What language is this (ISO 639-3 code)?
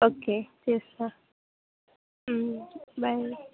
tel